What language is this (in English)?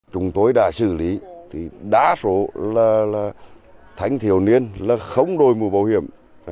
Vietnamese